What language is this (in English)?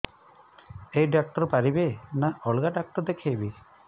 Odia